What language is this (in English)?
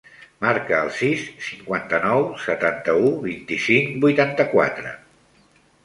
Catalan